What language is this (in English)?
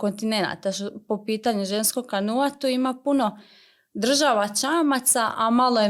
Croatian